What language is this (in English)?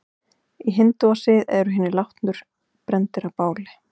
Icelandic